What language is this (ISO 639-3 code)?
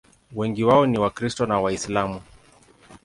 swa